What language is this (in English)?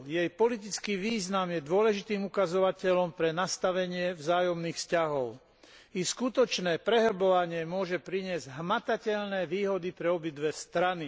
Slovak